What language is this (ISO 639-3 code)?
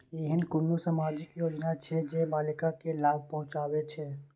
mai